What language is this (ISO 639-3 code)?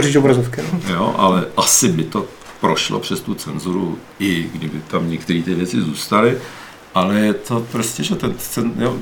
ces